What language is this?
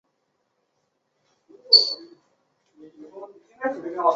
Chinese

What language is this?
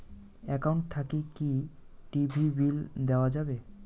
Bangla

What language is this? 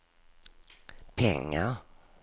Swedish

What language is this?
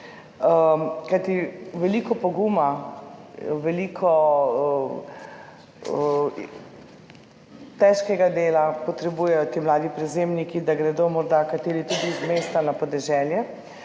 Slovenian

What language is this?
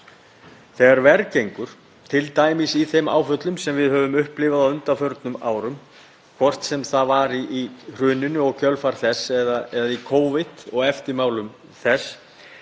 Icelandic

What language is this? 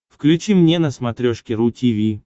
Russian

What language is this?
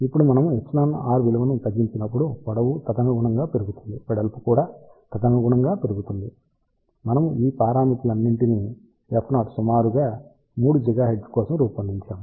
Telugu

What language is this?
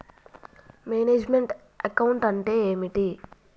Telugu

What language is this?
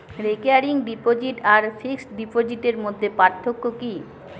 Bangla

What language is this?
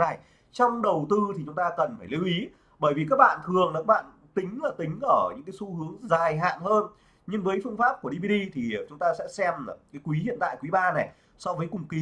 Vietnamese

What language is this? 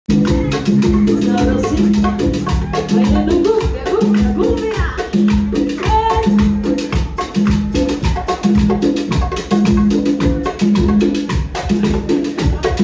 Romanian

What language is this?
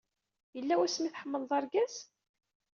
Kabyle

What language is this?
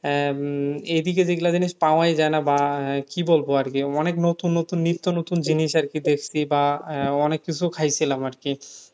Bangla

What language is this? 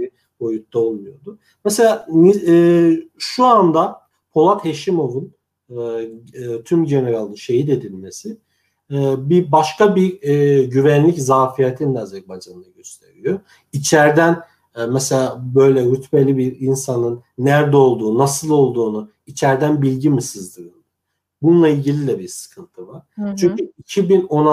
Turkish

